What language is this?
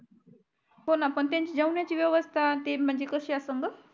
Marathi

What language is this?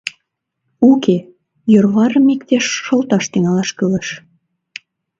Mari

